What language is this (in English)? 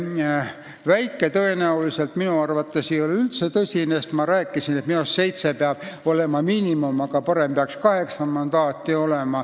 Estonian